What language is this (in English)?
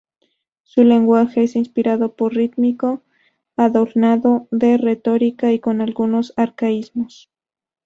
Spanish